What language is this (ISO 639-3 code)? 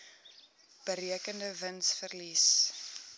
afr